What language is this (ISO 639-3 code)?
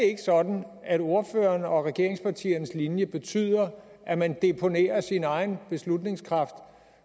dan